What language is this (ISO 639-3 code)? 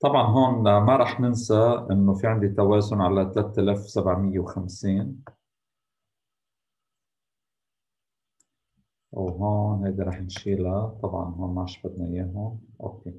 ara